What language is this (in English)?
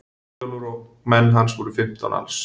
Icelandic